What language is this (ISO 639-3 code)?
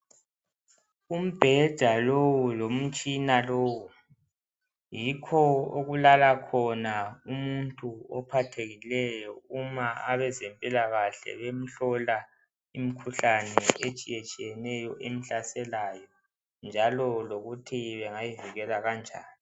nde